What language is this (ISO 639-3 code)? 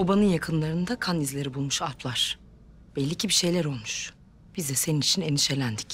tur